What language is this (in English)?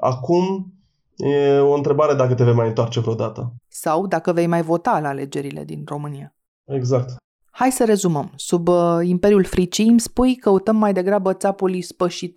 Romanian